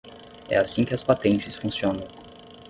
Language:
Portuguese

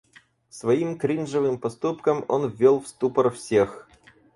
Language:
Russian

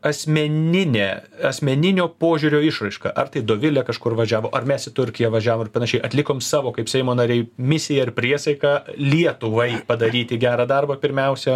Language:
Lithuanian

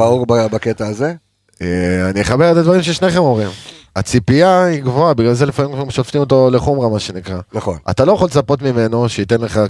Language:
Hebrew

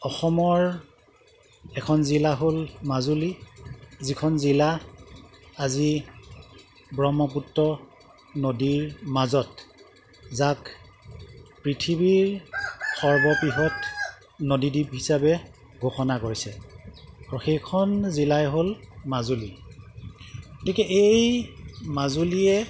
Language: Assamese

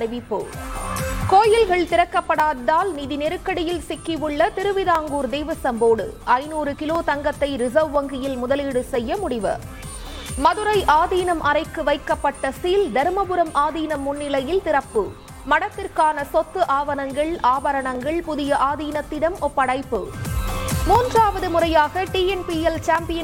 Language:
Tamil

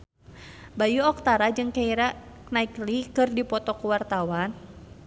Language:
Sundanese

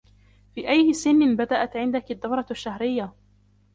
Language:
Arabic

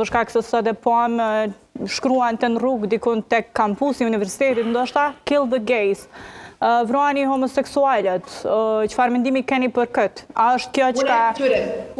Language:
Romanian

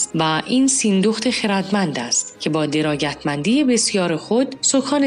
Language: Persian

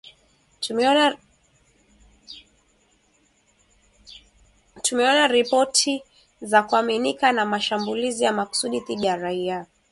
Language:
Swahili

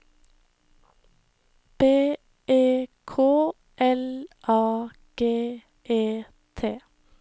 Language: Norwegian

